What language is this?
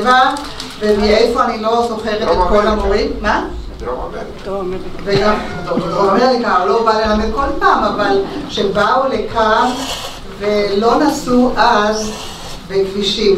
Hebrew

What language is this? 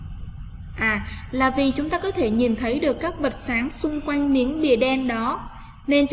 Vietnamese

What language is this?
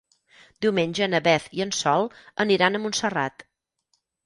Catalan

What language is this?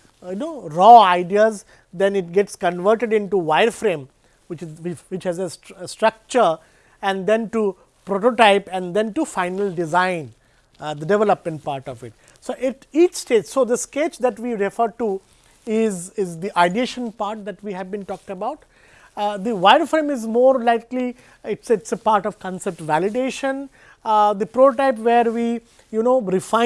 English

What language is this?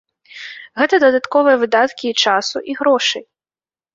Belarusian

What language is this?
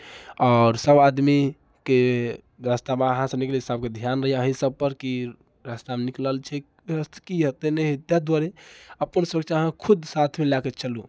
Maithili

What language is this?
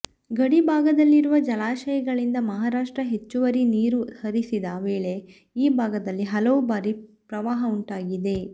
Kannada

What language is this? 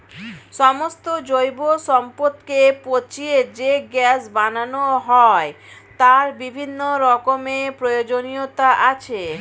Bangla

